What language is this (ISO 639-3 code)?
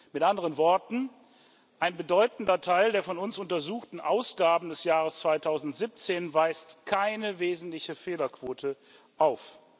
deu